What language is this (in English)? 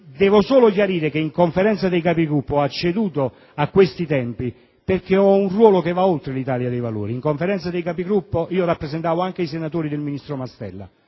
Italian